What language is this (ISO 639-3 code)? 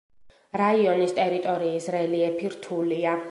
kat